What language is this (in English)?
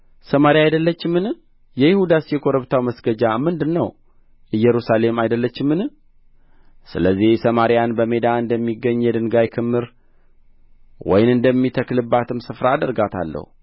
Amharic